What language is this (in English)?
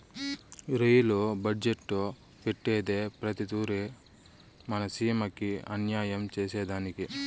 Telugu